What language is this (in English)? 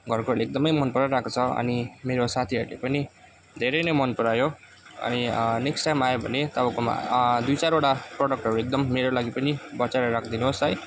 Nepali